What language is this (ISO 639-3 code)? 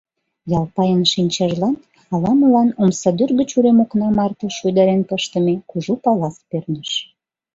chm